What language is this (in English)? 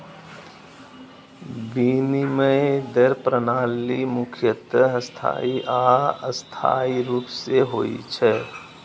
Maithili